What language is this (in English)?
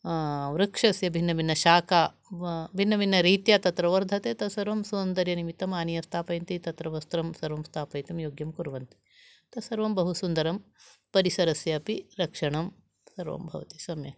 Sanskrit